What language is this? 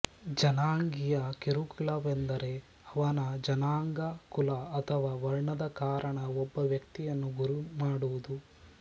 Kannada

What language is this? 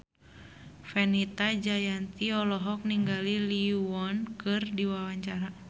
Sundanese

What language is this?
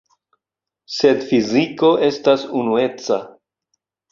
Esperanto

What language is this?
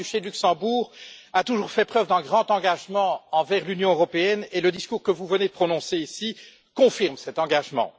French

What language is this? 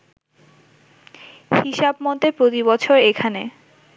Bangla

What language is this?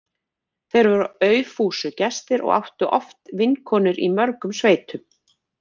Icelandic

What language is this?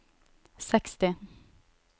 Norwegian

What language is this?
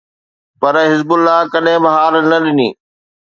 Sindhi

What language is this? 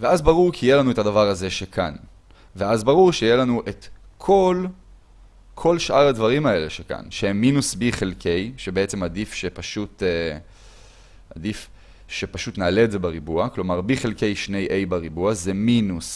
Hebrew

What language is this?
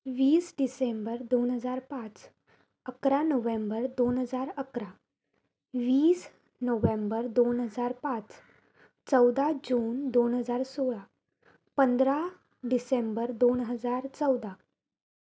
Marathi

